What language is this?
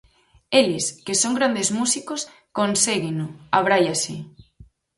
Galician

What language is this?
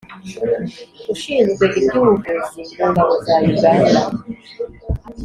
Kinyarwanda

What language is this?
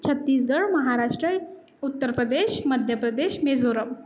Marathi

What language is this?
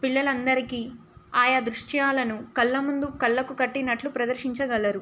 Telugu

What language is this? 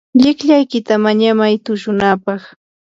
Yanahuanca Pasco Quechua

